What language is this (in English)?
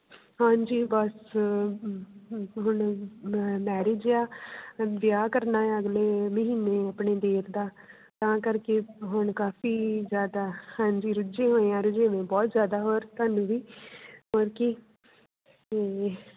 Punjabi